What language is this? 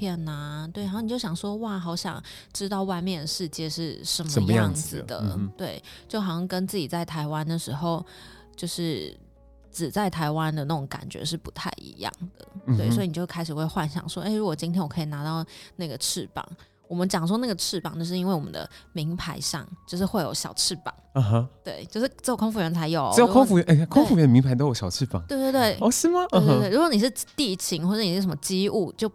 Chinese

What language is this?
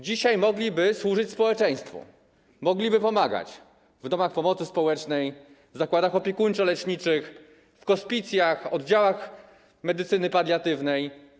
Polish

